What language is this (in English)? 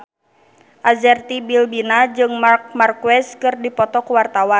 Sundanese